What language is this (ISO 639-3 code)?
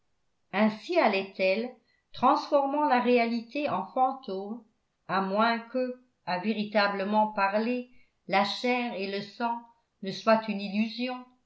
fra